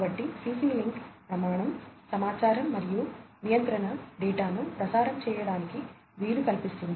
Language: Telugu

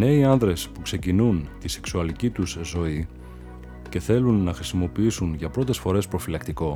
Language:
Greek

